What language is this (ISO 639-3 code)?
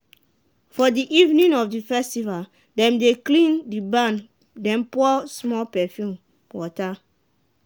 pcm